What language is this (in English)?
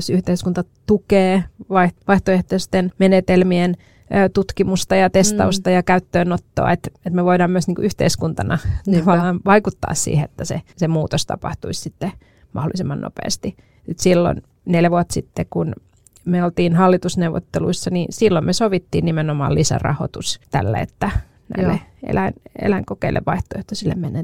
Finnish